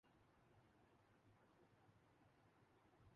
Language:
Urdu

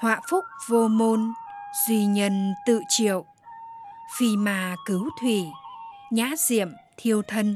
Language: Vietnamese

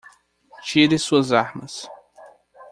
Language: Portuguese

